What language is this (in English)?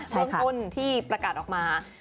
Thai